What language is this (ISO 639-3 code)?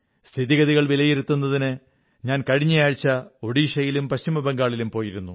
mal